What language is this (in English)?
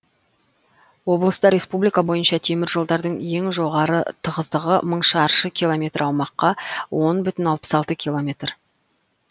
Kazakh